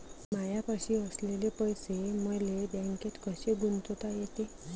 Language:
Marathi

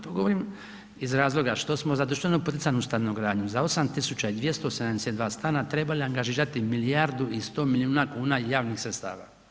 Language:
Croatian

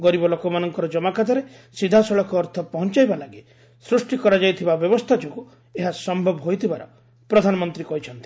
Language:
Odia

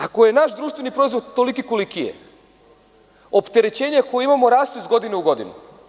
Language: Serbian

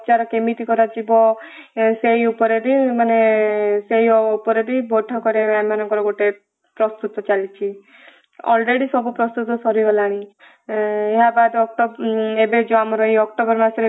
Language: Odia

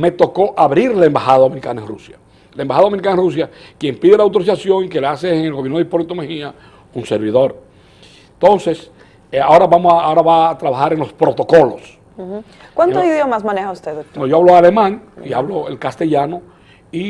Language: Spanish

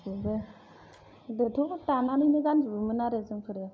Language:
Bodo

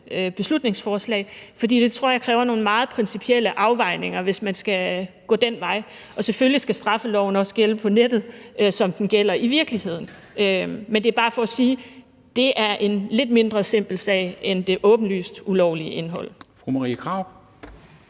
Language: Danish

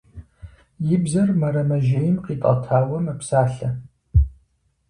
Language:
Kabardian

